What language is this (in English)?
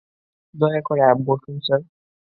Bangla